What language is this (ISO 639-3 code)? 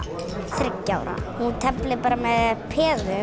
isl